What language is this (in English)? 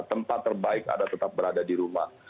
Indonesian